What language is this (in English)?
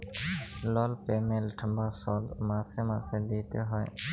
Bangla